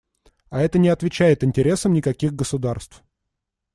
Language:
Russian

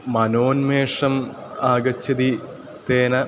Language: Sanskrit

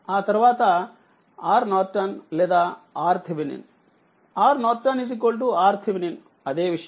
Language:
Telugu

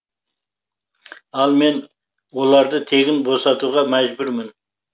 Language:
Kazakh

